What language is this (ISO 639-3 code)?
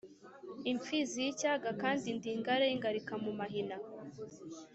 kin